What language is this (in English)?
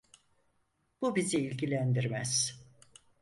Turkish